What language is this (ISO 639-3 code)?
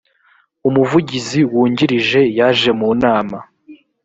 kin